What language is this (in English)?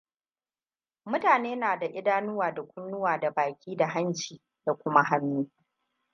Hausa